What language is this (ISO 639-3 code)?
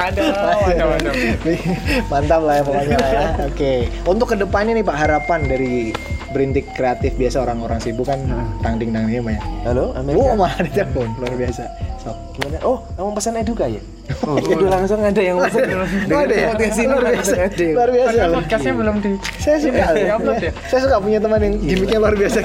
ind